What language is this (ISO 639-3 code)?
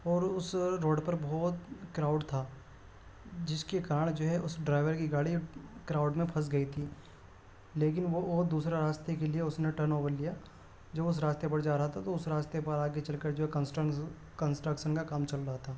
urd